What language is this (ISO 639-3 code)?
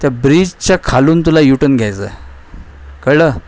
mar